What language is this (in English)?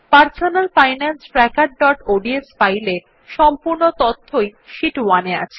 Bangla